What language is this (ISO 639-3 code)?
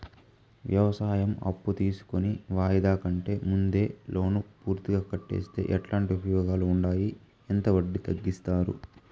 tel